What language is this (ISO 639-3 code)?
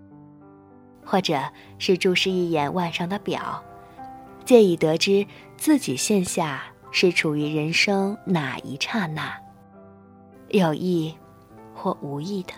zho